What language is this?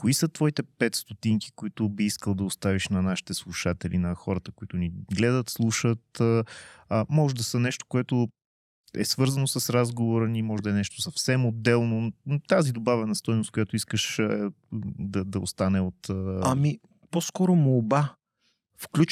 Bulgarian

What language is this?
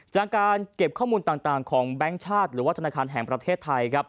Thai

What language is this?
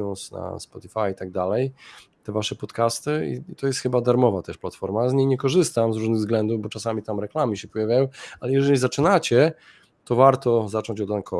Polish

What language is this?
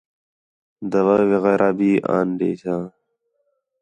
Khetrani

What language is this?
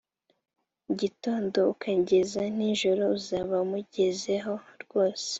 Kinyarwanda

